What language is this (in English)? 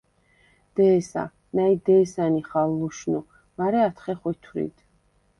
Svan